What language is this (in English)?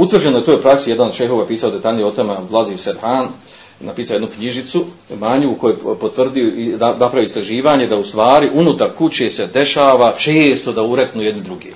Croatian